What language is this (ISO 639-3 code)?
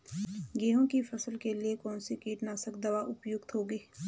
hin